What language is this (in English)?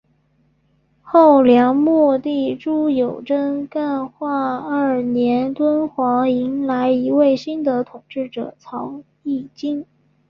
Chinese